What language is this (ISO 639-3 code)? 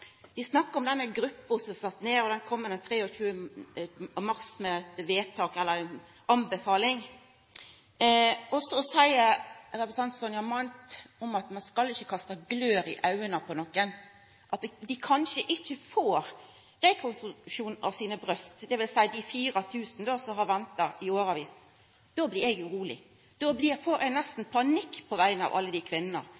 nno